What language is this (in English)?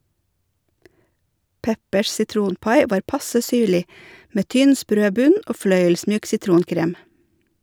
Norwegian